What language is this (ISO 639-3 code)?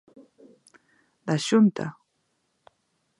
glg